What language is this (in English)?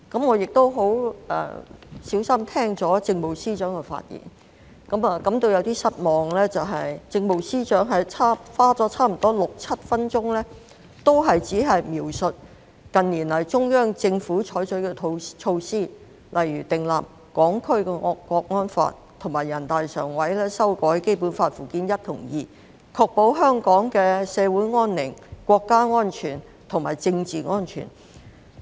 Cantonese